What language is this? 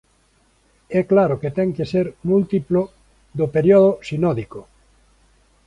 Galician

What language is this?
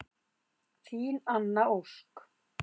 Icelandic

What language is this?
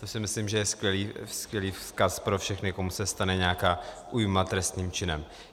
Czech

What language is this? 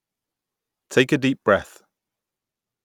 English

